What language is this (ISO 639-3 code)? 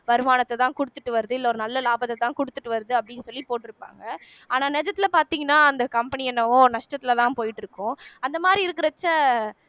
tam